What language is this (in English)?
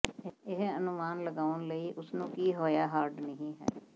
Punjabi